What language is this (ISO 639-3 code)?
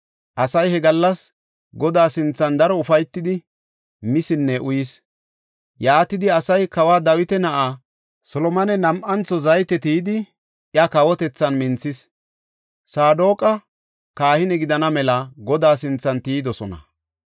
gof